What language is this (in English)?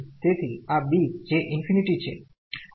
Gujarati